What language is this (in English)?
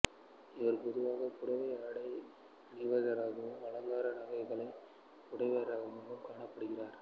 Tamil